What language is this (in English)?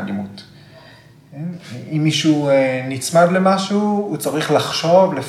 Hebrew